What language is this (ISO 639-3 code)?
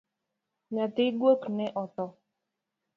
luo